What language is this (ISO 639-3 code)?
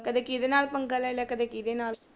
pan